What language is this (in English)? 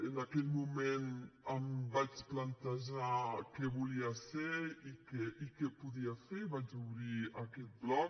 Catalan